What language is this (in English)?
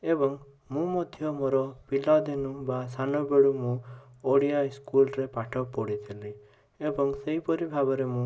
Odia